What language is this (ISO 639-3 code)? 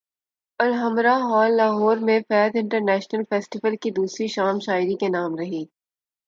urd